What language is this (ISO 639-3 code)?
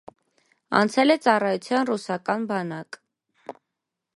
hye